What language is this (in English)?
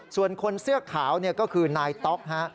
Thai